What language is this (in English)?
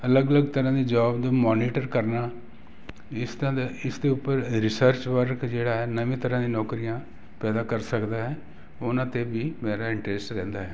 Punjabi